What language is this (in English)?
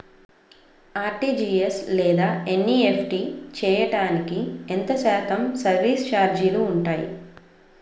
Telugu